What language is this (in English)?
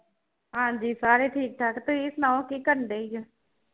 Punjabi